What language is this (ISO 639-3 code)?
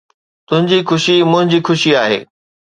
snd